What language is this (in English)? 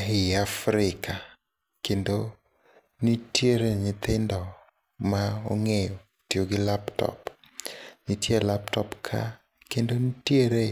Luo (Kenya and Tanzania)